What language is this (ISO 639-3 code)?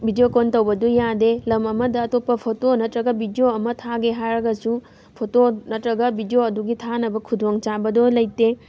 mni